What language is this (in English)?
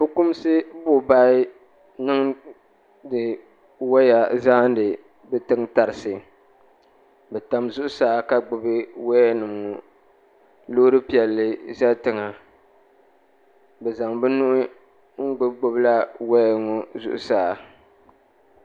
Dagbani